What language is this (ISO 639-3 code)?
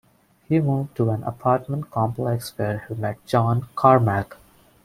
eng